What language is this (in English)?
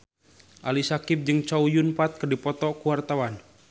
Sundanese